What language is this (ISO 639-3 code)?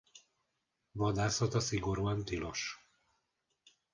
hun